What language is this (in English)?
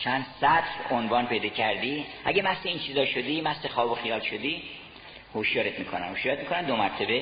Persian